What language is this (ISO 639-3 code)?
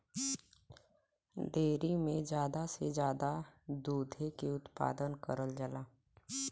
bho